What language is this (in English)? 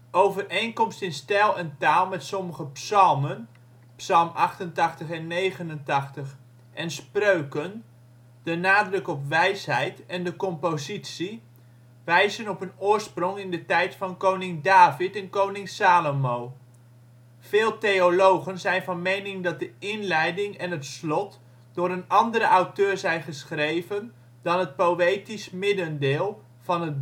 Dutch